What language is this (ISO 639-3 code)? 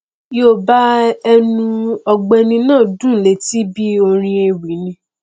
yor